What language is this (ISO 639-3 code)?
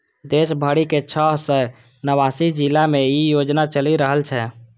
mai